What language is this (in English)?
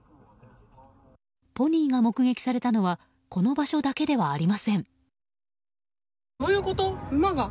Japanese